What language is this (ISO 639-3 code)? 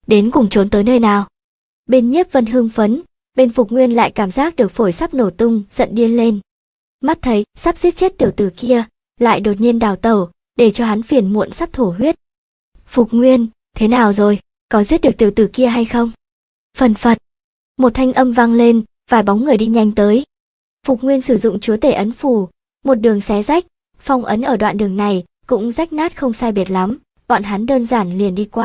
vie